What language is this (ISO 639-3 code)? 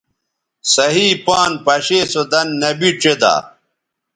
btv